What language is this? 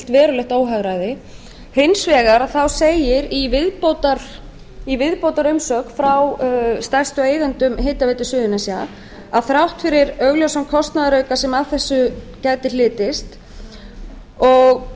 Icelandic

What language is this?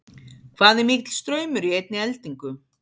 Icelandic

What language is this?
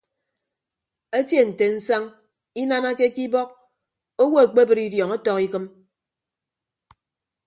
Ibibio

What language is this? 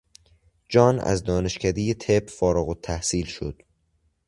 Persian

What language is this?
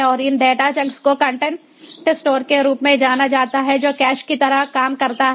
Hindi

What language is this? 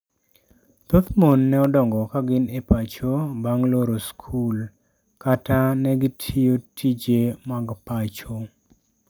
Luo (Kenya and Tanzania)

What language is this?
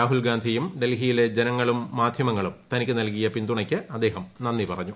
Malayalam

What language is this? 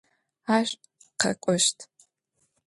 Adyghe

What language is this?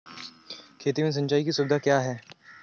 Hindi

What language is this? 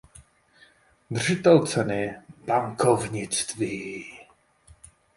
Czech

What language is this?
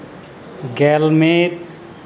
Santali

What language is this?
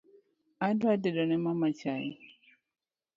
Luo (Kenya and Tanzania)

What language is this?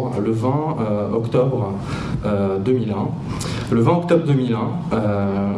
French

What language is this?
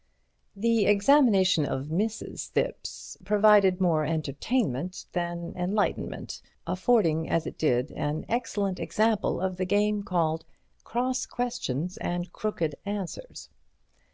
English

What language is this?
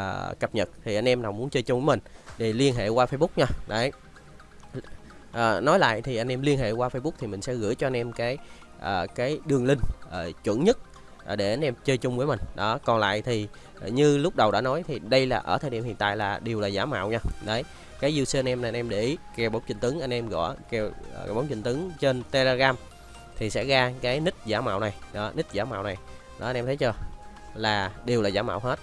Vietnamese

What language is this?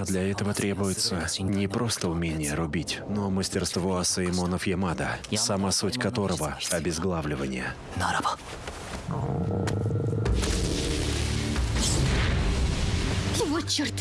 Russian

